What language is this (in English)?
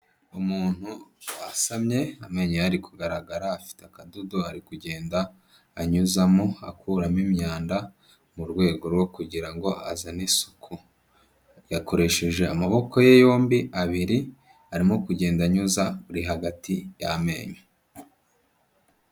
Kinyarwanda